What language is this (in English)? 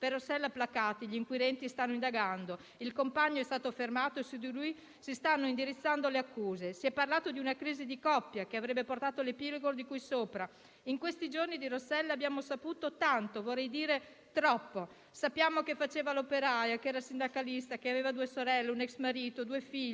Italian